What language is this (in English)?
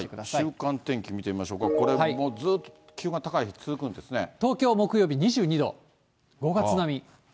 Japanese